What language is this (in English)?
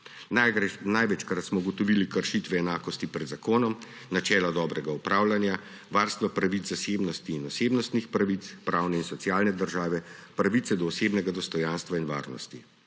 Slovenian